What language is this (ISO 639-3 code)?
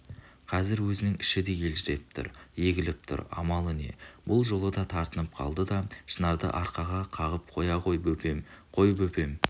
kaz